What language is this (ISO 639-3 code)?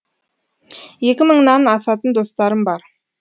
kaz